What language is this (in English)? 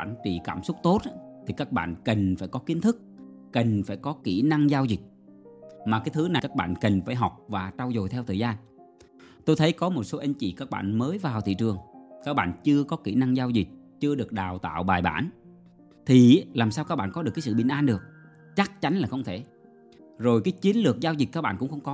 Vietnamese